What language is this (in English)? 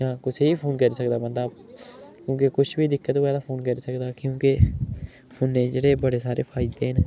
Dogri